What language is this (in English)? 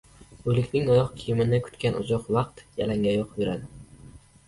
Uzbek